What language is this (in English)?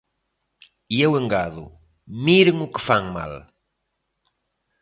Galician